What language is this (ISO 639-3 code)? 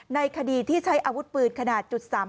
tha